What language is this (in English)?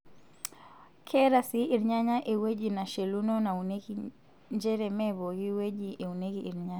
Masai